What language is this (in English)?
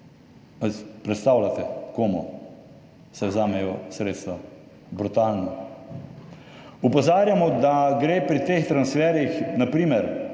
Slovenian